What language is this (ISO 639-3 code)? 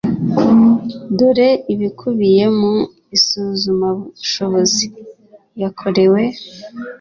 kin